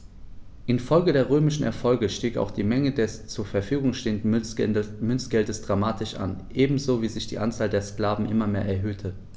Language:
German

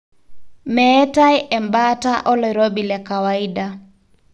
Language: Masai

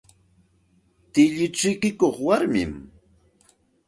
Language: Santa Ana de Tusi Pasco Quechua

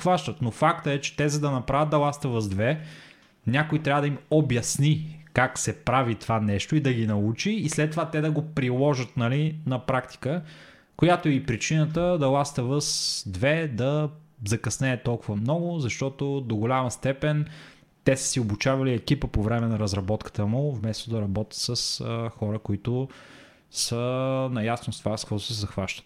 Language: Bulgarian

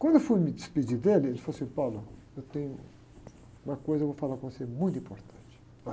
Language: Portuguese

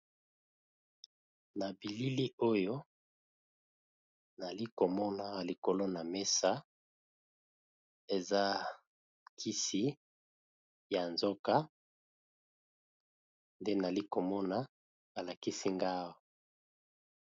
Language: Lingala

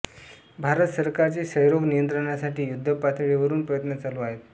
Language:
Marathi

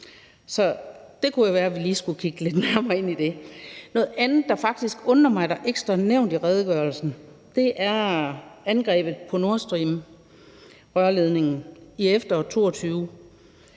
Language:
Danish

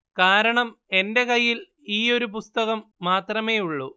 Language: Malayalam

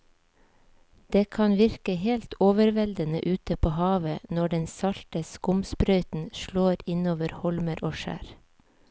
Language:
Norwegian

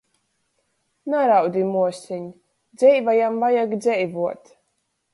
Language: Latgalian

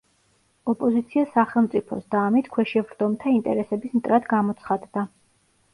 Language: Georgian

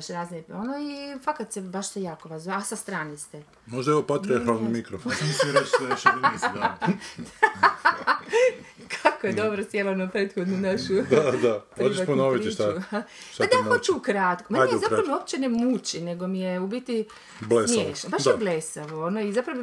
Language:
Croatian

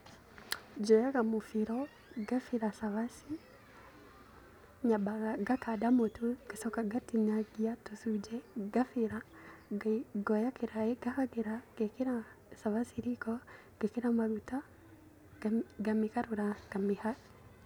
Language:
Kikuyu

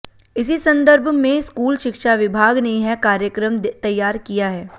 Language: Hindi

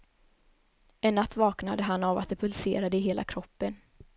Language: Swedish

